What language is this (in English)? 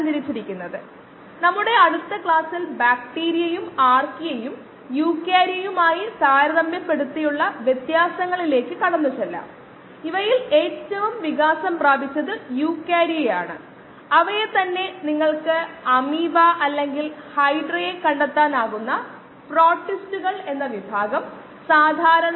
Malayalam